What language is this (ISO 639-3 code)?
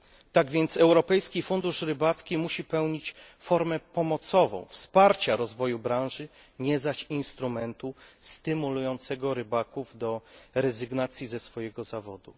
pol